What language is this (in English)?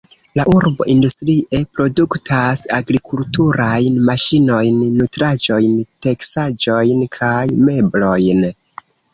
Esperanto